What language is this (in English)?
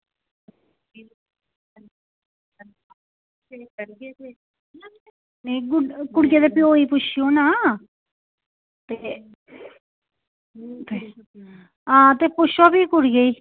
Dogri